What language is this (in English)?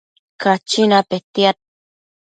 Matsés